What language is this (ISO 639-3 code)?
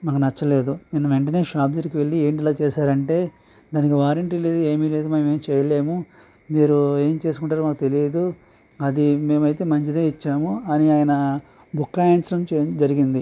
tel